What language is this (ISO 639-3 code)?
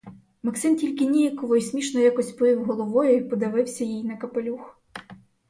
ukr